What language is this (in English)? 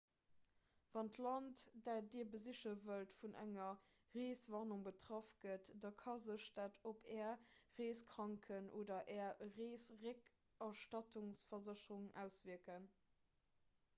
Luxembourgish